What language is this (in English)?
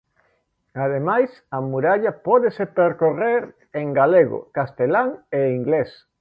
Galician